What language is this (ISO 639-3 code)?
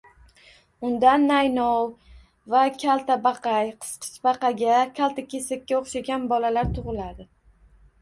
uzb